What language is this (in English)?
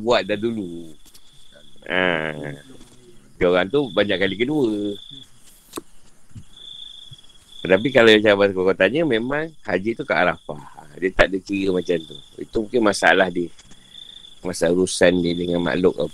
Malay